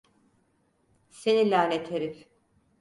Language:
Turkish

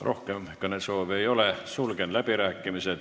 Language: Estonian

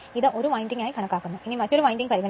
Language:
Malayalam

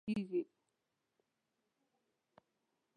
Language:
Pashto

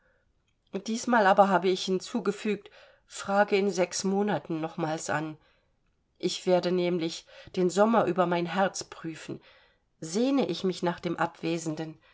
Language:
German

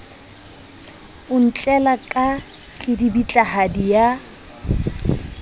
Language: Southern Sotho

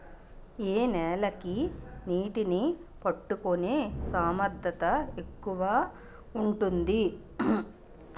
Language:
Telugu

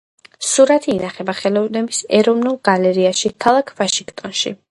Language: Georgian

